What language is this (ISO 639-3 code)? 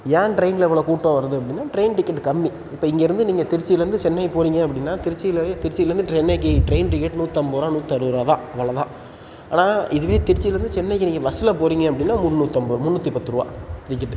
tam